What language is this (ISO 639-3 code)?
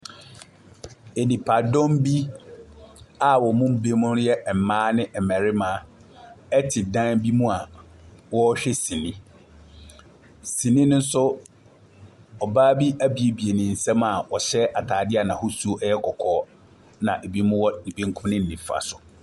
aka